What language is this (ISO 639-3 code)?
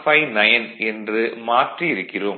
tam